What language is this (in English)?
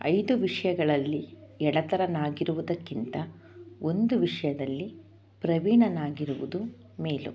Kannada